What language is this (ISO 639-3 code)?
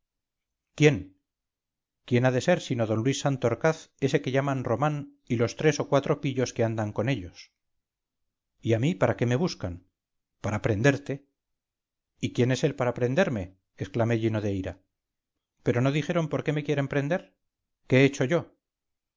spa